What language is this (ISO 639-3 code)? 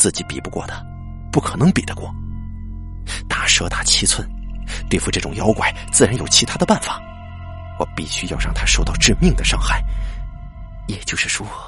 zho